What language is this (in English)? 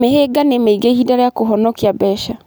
Kikuyu